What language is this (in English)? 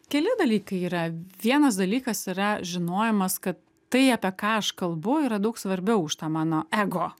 Lithuanian